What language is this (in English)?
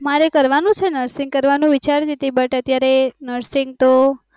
Gujarati